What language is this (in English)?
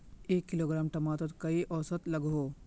Magahi